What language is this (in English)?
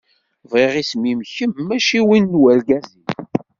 Kabyle